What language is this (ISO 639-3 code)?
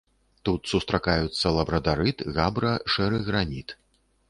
bel